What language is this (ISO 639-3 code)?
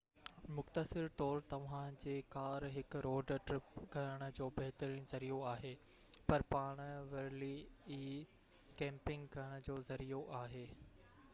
snd